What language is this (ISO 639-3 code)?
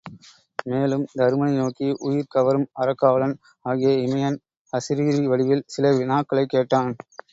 tam